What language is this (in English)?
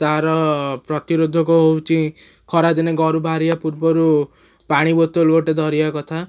Odia